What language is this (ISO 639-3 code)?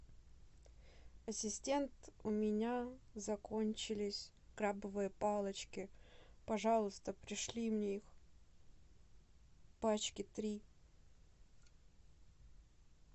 rus